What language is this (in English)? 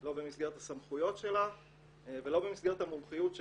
Hebrew